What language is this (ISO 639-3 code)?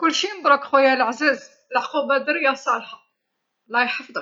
arq